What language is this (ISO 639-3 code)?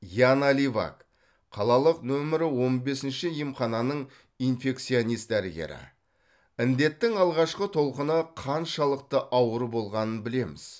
kaz